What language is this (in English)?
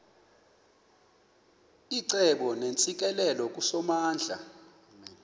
Xhosa